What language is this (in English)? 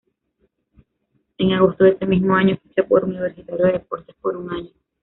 Spanish